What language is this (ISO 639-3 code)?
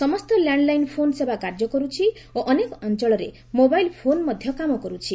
ori